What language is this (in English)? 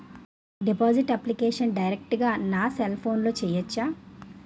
Telugu